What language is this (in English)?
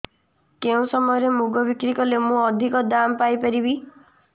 Odia